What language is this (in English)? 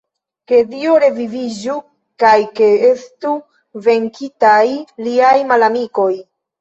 Esperanto